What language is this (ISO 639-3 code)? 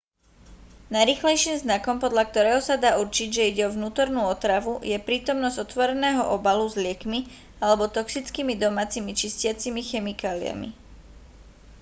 slk